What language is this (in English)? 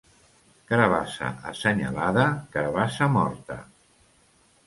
Catalan